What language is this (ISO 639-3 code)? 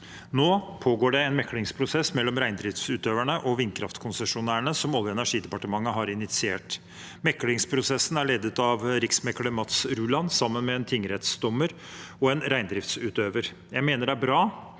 nor